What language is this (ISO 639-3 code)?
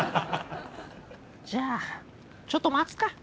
jpn